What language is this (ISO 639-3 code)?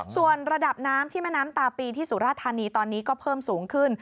tha